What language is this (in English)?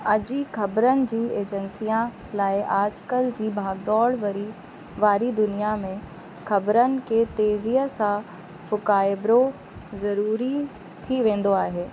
Sindhi